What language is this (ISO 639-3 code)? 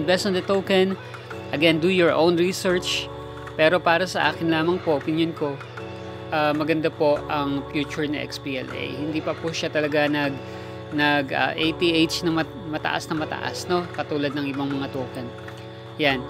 fil